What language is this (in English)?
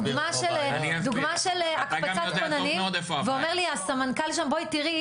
Hebrew